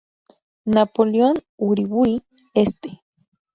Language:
Spanish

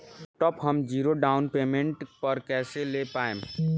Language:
Bhojpuri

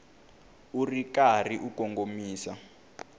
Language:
Tsonga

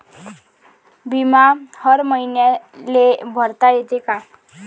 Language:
Marathi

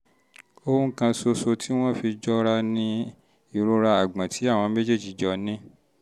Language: Yoruba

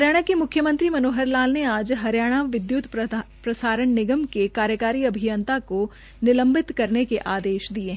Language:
Hindi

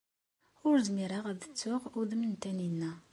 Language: Kabyle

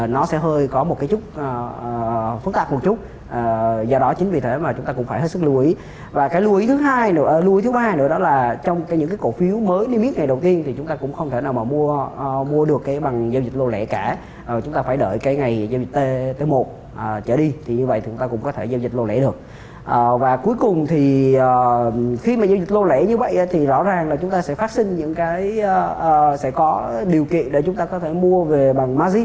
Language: Vietnamese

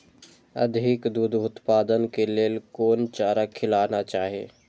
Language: Maithili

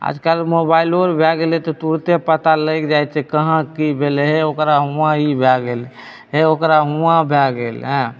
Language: Maithili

